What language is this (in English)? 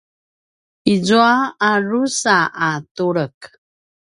Paiwan